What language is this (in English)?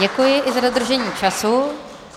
Czech